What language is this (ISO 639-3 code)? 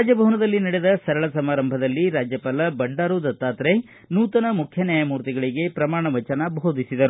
kan